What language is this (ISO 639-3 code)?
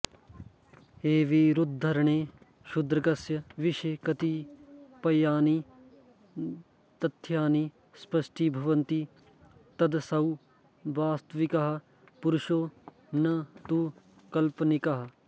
san